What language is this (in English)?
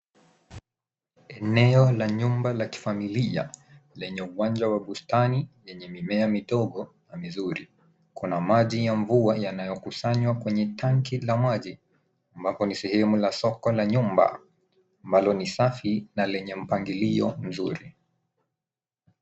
Swahili